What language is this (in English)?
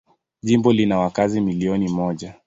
Swahili